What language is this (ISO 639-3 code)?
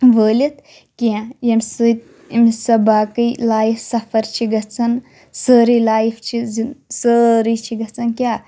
kas